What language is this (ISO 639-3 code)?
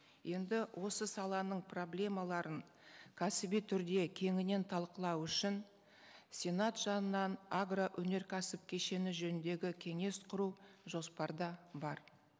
kaz